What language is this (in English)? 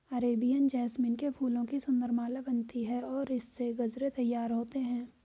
Hindi